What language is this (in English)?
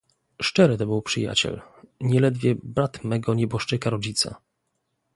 Polish